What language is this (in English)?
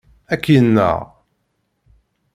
Kabyle